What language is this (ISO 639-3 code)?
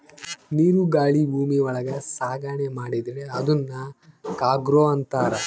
kan